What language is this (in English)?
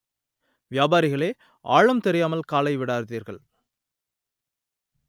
Tamil